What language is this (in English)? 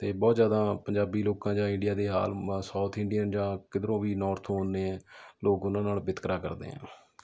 Punjabi